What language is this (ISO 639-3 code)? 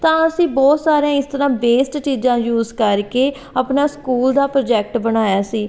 pan